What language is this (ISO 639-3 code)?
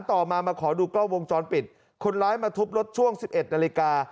tha